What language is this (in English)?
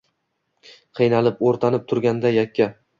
Uzbek